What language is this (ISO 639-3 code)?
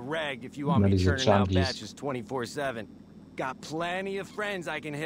deu